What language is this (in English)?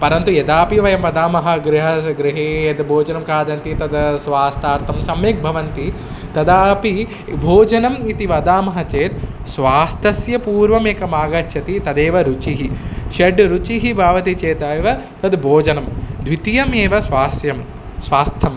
Sanskrit